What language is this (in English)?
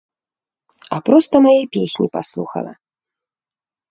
Belarusian